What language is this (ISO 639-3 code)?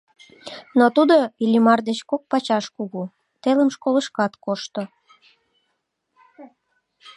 chm